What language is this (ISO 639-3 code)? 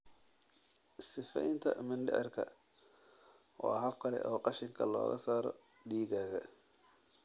som